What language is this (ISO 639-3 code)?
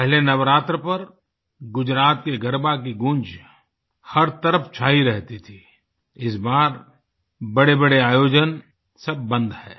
hin